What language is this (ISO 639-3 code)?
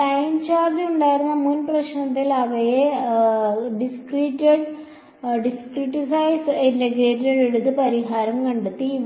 mal